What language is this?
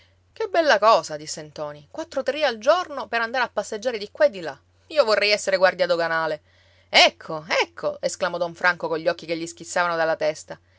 Italian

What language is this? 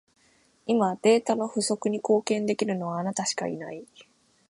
Japanese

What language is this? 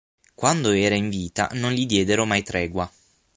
Italian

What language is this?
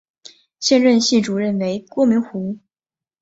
Chinese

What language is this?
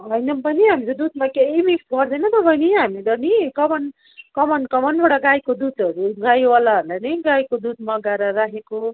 Nepali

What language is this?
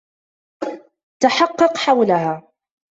Arabic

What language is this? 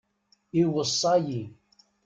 Kabyle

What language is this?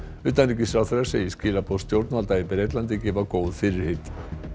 Icelandic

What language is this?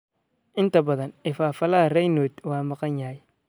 Somali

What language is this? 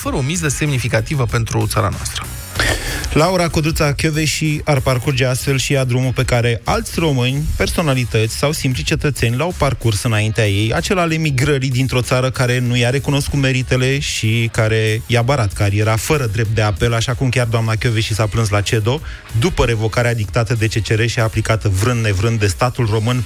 Romanian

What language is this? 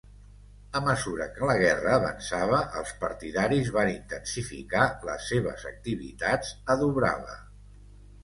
Catalan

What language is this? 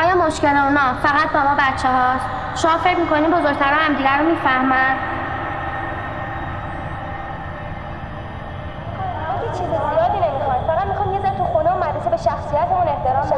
Persian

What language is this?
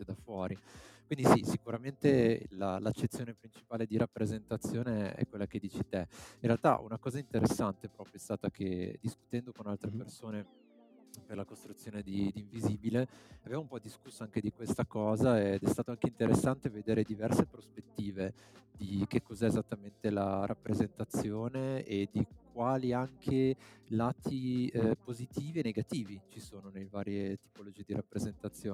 Italian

